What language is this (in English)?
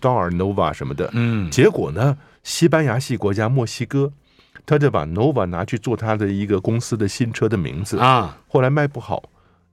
Chinese